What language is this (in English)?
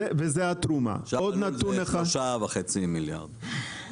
Hebrew